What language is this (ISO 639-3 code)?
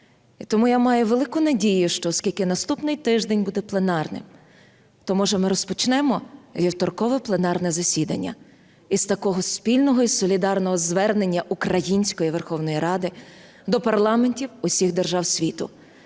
ukr